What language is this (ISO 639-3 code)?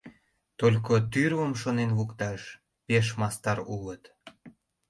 chm